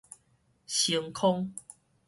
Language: Min Nan Chinese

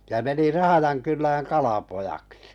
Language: Finnish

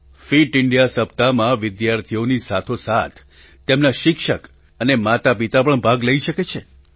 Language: Gujarati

